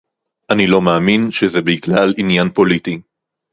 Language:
Hebrew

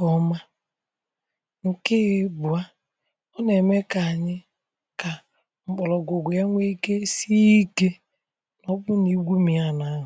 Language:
Igbo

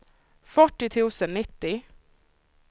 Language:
Swedish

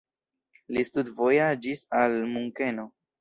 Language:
Esperanto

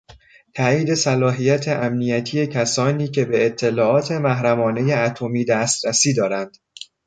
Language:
Persian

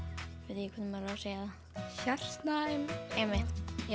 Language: Icelandic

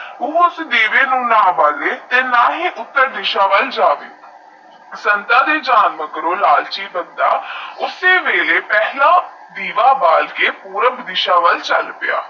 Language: Punjabi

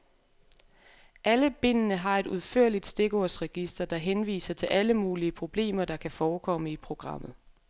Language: Danish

